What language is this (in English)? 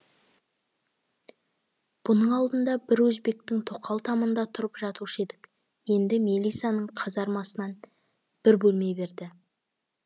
Kazakh